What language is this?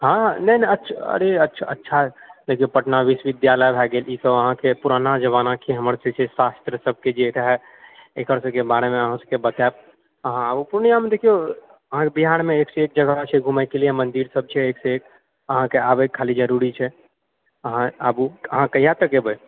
Maithili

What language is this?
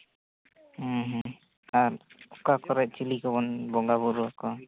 Santali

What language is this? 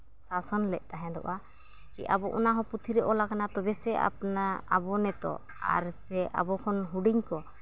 Santali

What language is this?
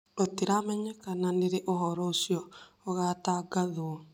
Kikuyu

